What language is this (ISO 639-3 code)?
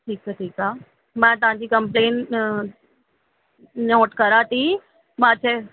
snd